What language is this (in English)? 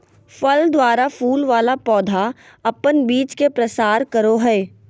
Magahi